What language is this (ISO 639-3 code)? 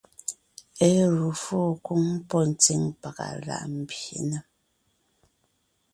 nnh